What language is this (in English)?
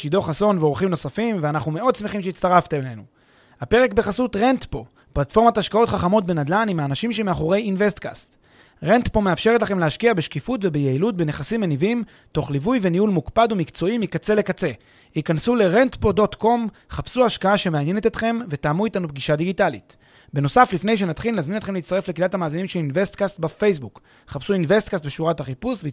Hebrew